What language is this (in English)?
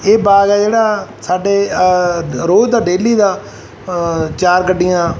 Punjabi